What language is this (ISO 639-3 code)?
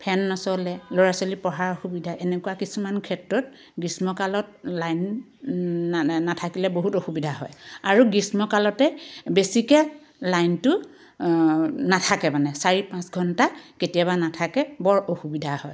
asm